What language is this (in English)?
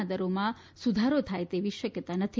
Gujarati